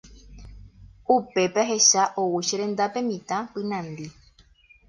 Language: Guarani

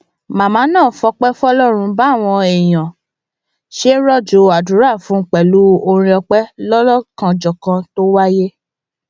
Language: Yoruba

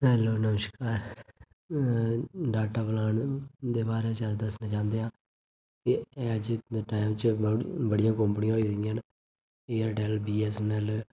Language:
Dogri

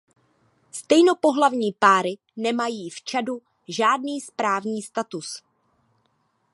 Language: Czech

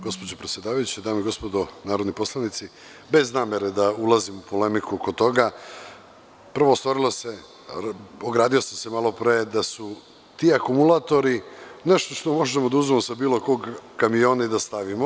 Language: Serbian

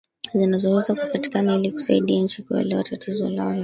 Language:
Swahili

